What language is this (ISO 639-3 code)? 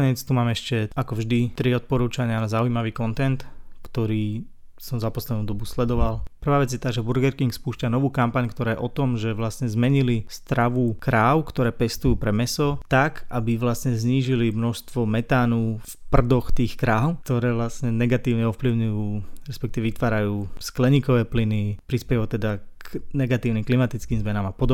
slk